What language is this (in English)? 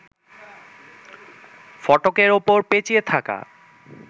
Bangla